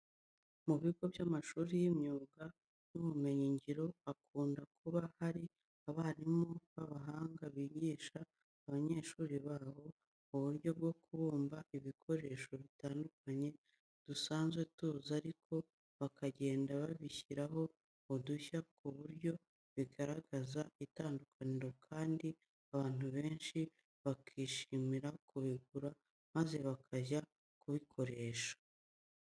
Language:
Kinyarwanda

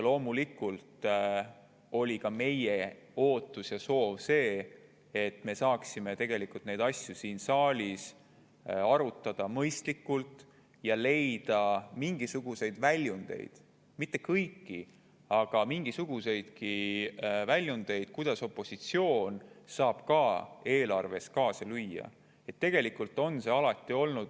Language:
Estonian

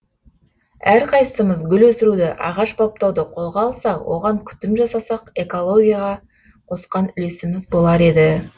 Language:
Kazakh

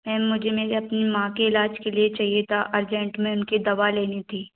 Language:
Hindi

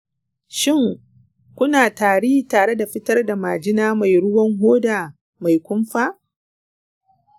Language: Hausa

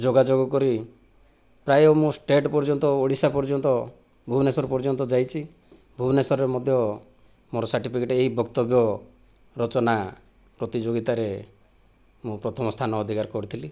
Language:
Odia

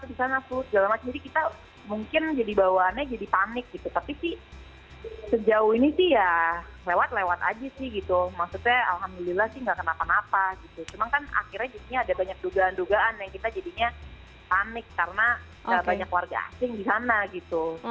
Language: Indonesian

